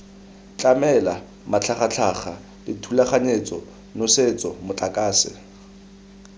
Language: Tswana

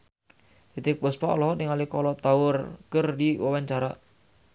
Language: Sundanese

